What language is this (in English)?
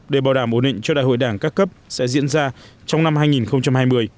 Vietnamese